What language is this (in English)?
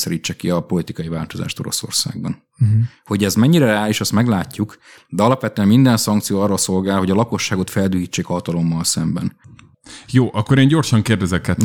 Hungarian